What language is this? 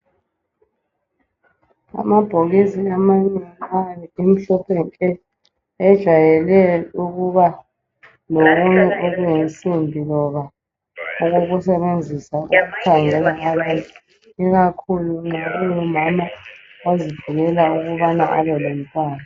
North Ndebele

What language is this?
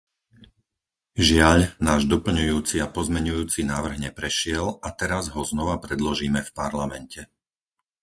Slovak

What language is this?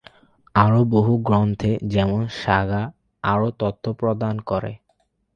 Bangla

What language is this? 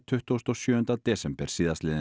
Icelandic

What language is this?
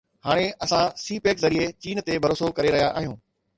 Sindhi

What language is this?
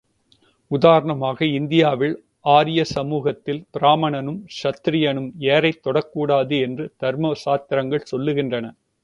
Tamil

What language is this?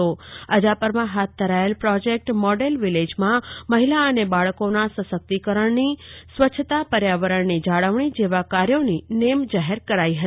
Gujarati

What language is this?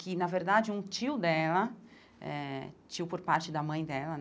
Portuguese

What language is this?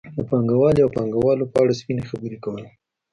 Pashto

